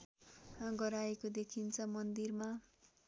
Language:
Nepali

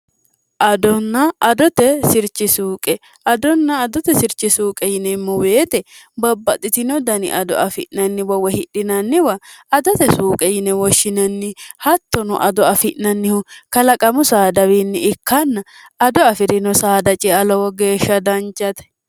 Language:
Sidamo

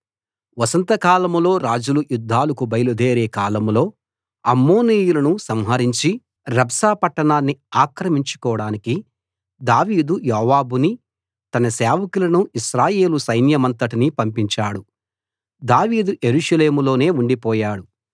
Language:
Telugu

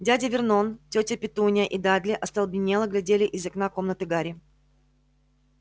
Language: Russian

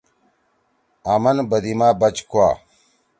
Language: Torwali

